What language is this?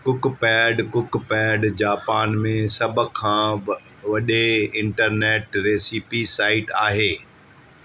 Sindhi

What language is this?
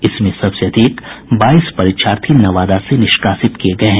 Hindi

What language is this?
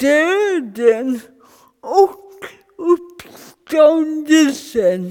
Swedish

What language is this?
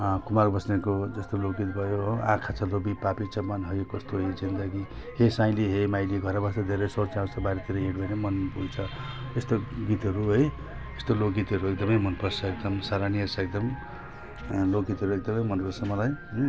Nepali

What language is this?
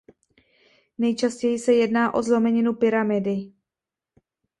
Czech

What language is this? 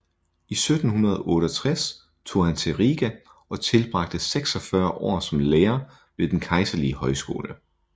Danish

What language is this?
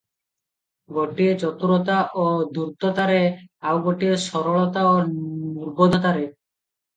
Odia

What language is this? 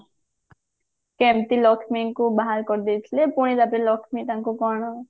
Odia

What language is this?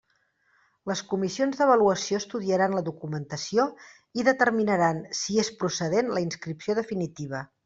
Catalan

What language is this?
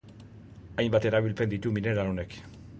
Basque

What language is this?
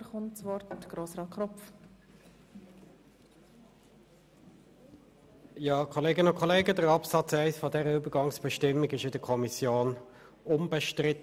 Swiss German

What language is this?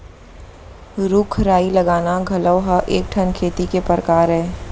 Chhattisgarhi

